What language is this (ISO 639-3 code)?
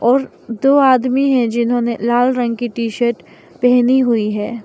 hin